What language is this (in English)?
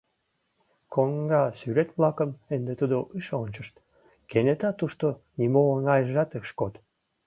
Mari